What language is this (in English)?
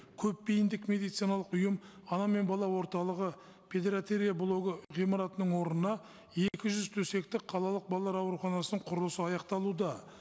Kazakh